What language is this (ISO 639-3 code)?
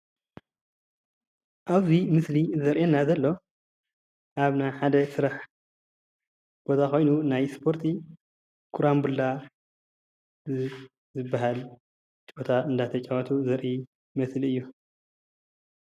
tir